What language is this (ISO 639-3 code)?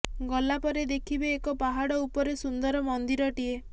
ori